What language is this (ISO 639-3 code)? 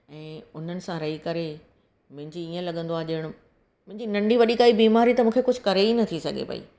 snd